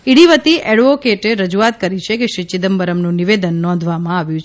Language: Gujarati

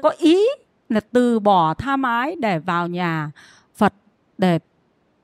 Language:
Vietnamese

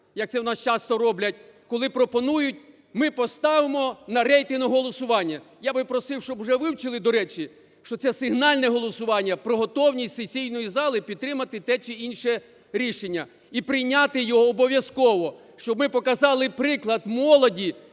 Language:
Ukrainian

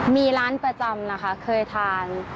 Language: Thai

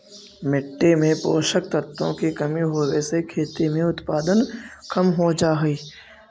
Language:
Magahi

